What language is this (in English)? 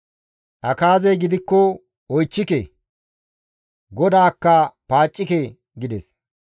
Gamo